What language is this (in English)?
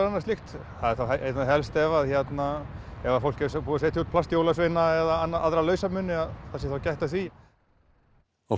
Icelandic